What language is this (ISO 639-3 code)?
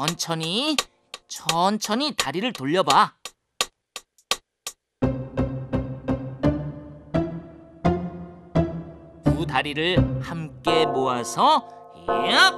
kor